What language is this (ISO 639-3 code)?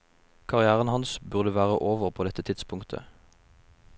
nor